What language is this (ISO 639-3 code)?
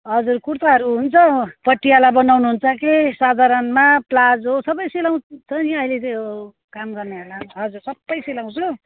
nep